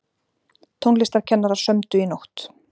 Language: Icelandic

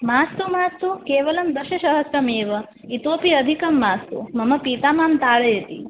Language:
Sanskrit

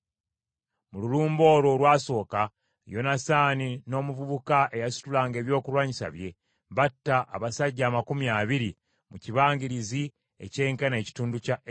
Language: Ganda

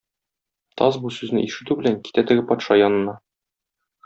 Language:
Tatar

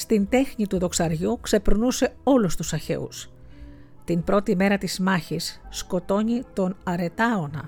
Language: Greek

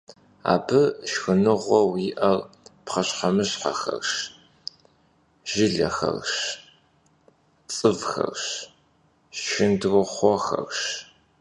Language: Kabardian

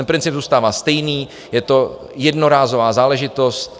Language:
Czech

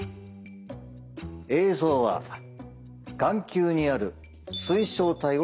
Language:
Japanese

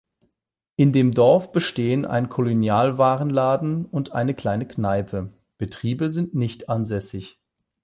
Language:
German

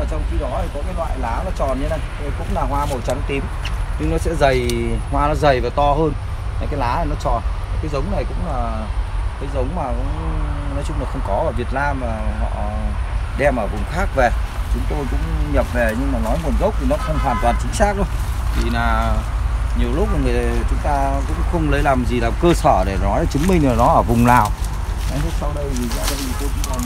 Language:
Vietnamese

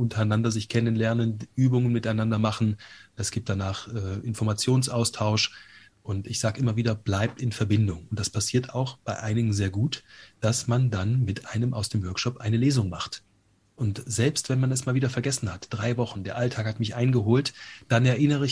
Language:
German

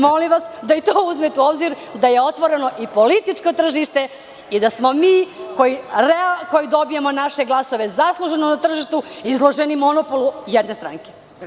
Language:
Serbian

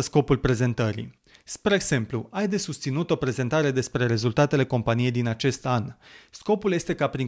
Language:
Romanian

